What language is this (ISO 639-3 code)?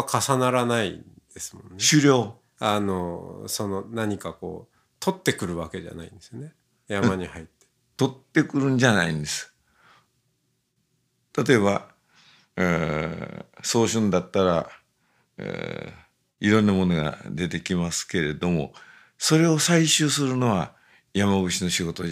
jpn